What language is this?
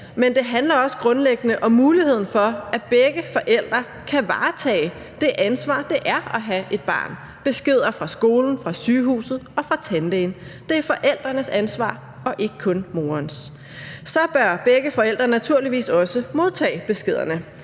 Danish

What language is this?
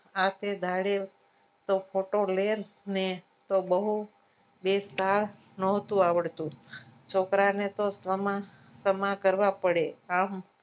Gujarati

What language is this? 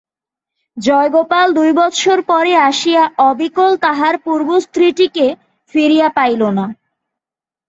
Bangla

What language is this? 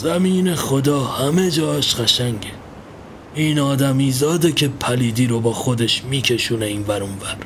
Persian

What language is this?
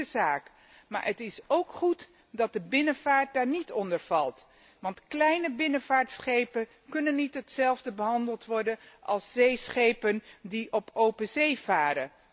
Dutch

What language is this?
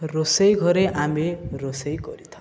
Odia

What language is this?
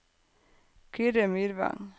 Norwegian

